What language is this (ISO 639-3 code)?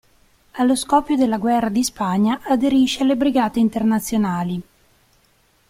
ita